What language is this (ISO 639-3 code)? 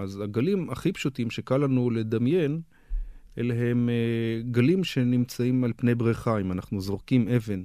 heb